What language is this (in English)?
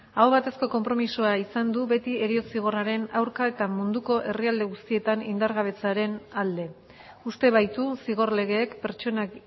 Basque